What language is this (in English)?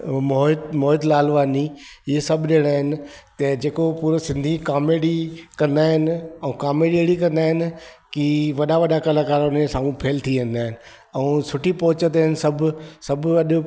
Sindhi